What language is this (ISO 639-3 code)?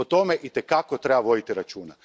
hrv